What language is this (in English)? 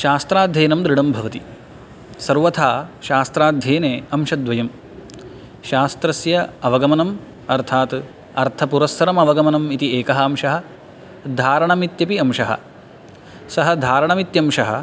Sanskrit